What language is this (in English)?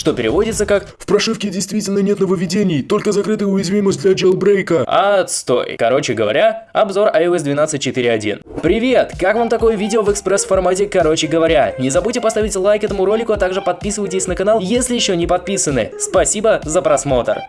Russian